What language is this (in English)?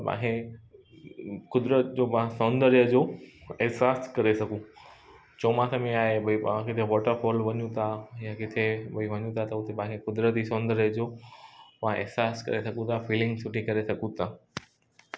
Sindhi